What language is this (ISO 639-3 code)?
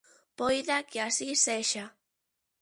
glg